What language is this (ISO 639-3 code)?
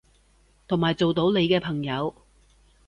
yue